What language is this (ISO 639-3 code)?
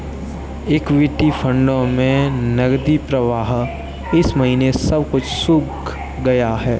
hin